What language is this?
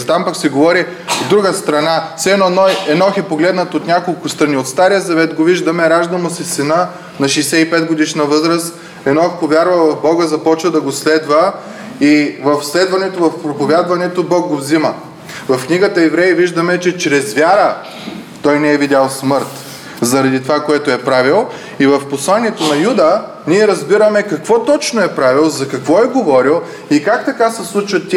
Bulgarian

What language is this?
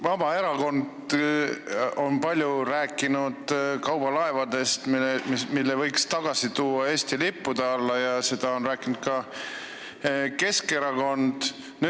Estonian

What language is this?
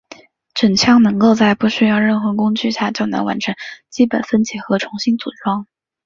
Chinese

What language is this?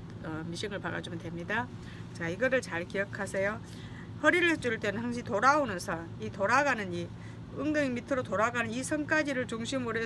Korean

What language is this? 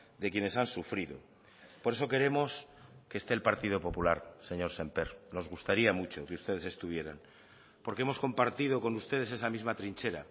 Spanish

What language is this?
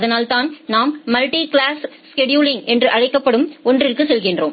Tamil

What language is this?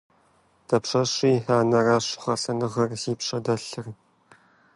Kabardian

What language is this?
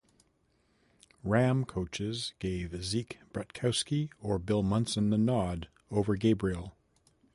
English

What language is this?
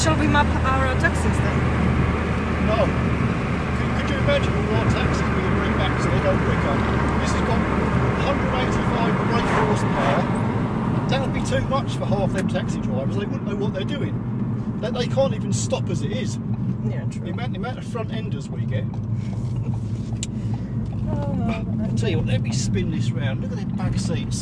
English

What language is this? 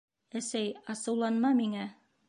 Bashkir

